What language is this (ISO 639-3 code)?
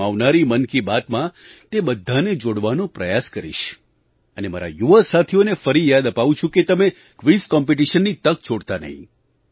guj